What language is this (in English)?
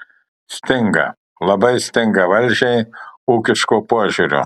Lithuanian